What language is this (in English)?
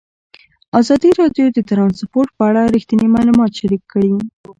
Pashto